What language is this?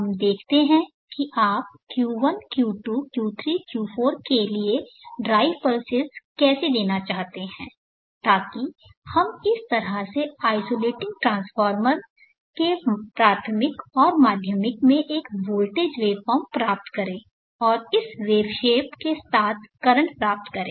Hindi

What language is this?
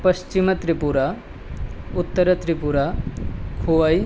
Sanskrit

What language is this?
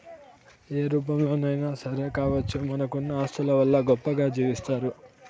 Telugu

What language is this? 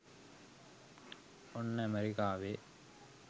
Sinhala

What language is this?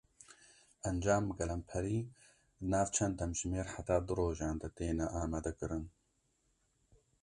Kurdish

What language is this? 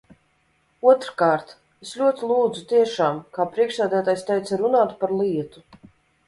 Latvian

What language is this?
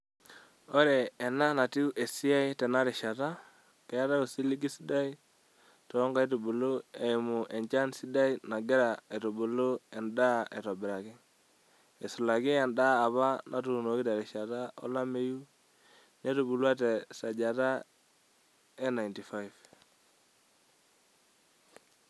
Masai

